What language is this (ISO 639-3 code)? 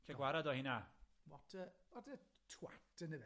cym